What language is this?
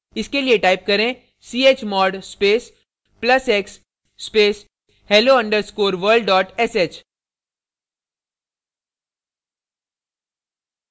Hindi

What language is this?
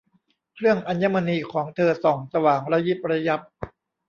Thai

